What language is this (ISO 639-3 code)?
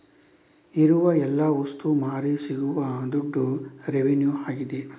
kan